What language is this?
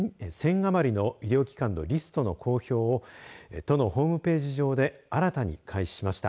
Japanese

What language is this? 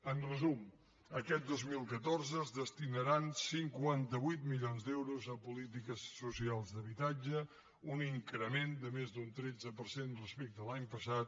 Catalan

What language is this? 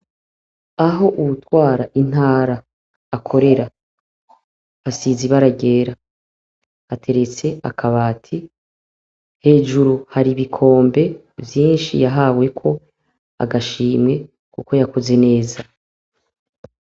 Rundi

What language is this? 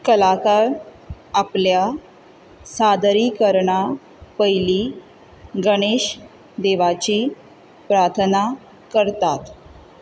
Konkani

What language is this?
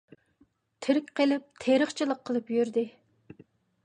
Uyghur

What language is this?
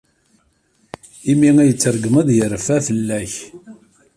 Kabyle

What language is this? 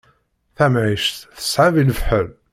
Kabyle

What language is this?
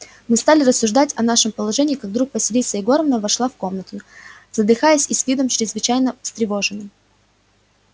Russian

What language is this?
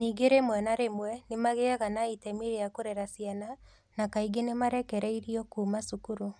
Kikuyu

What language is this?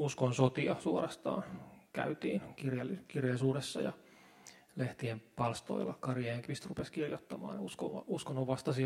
Finnish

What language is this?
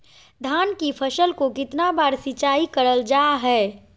Magahi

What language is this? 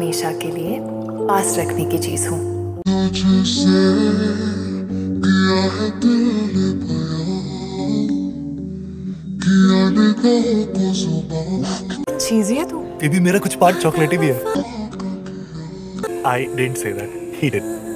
Hindi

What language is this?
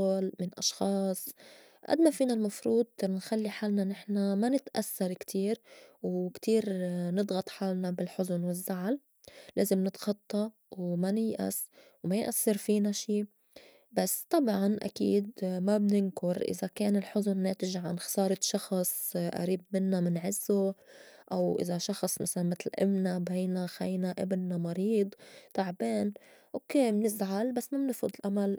North Levantine Arabic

